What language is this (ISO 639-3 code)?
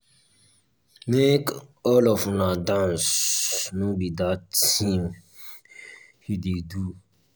pcm